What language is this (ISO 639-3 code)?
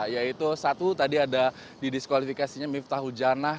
ind